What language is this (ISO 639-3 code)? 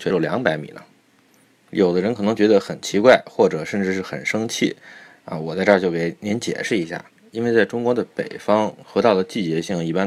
zho